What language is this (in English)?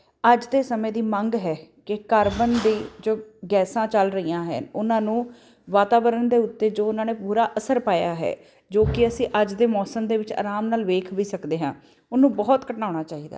Punjabi